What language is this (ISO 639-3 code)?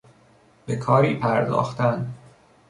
fas